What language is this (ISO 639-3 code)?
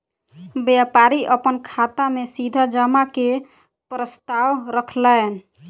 mai